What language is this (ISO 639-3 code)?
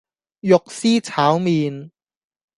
yue